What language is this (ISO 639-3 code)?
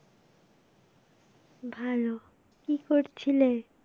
ben